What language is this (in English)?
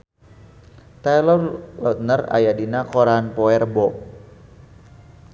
Sundanese